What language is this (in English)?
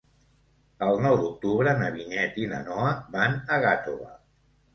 Catalan